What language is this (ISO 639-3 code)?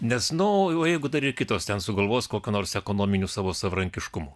lit